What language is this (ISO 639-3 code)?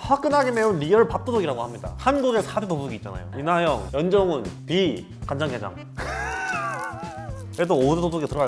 kor